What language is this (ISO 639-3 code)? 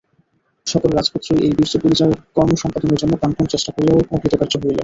ben